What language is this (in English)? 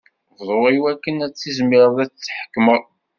Kabyle